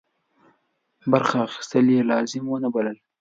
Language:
Pashto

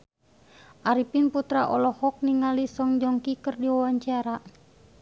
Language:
Sundanese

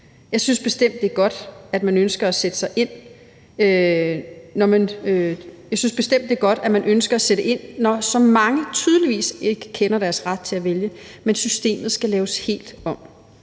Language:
Danish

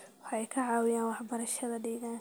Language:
Somali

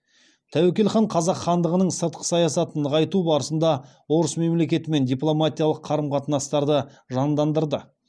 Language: Kazakh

